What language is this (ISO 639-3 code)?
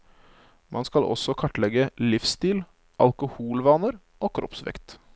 nor